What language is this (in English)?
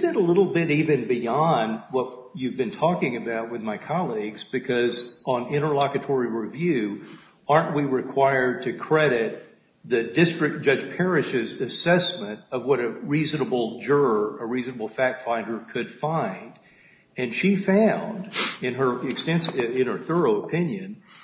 English